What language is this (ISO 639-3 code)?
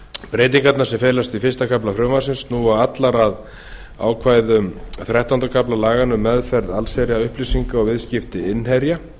isl